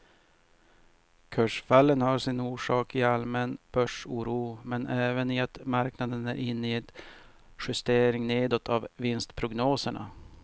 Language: Swedish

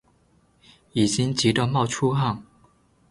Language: Chinese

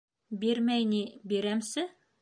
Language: Bashkir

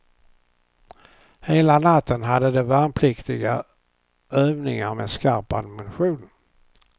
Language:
Swedish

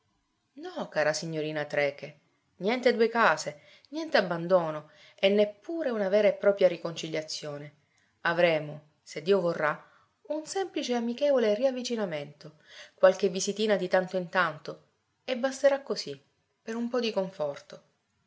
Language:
Italian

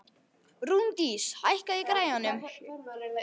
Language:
Icelandic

